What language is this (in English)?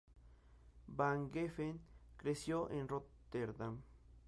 Spanish